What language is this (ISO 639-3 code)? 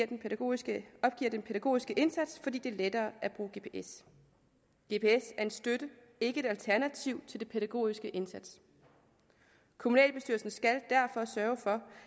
dan